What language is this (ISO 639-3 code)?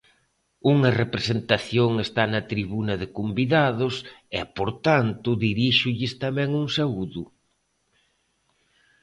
glg